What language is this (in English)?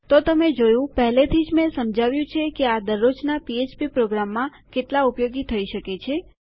Gujarati